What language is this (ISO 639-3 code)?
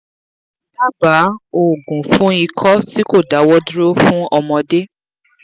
yor